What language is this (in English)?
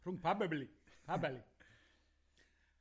Welsh